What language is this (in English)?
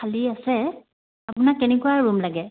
Assamese